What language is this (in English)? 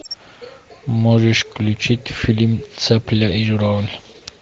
Russian